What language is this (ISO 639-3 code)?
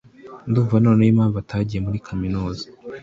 kin